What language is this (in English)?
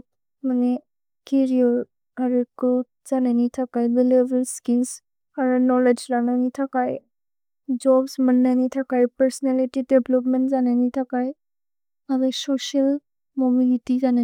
Bodo